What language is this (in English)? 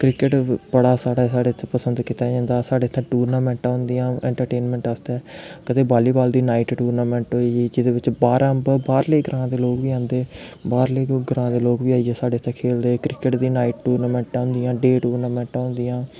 Dogri